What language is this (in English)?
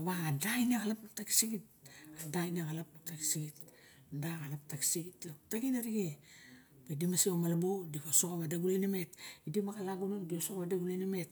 Barok